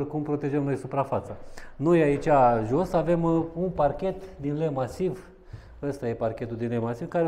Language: Romanian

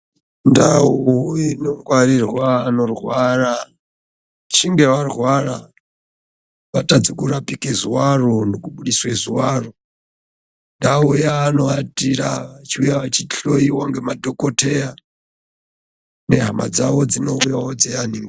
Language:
Ndau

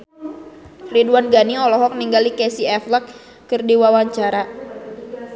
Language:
Sundanese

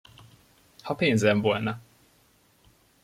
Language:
Hungarian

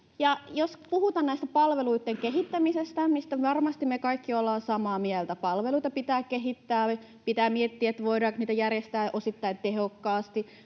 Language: Finnish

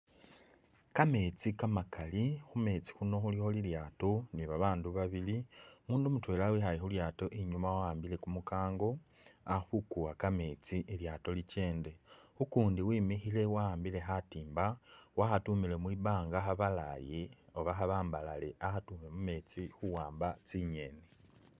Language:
Masaaba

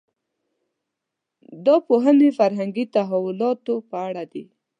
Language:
Pashto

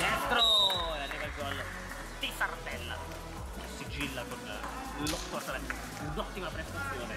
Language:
Italian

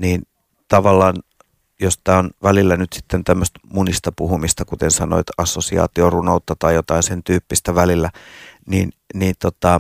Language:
Finnish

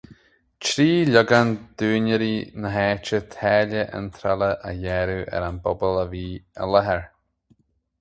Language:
Irish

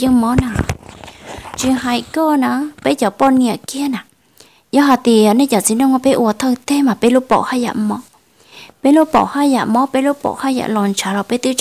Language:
Vietnamese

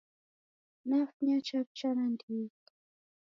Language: Taita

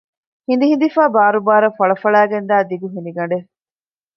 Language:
Divehi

